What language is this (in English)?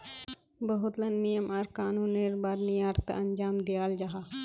Magahi